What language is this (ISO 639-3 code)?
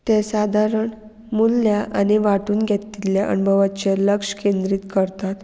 kok